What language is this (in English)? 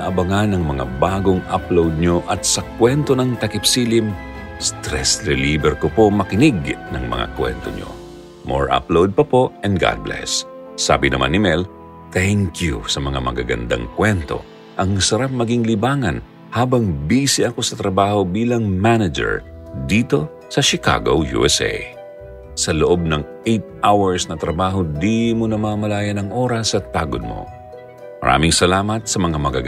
Filipino